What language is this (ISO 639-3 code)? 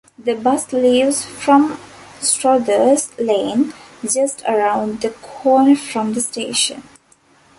eng